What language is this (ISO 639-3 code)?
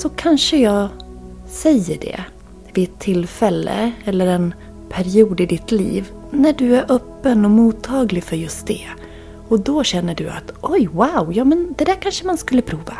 swe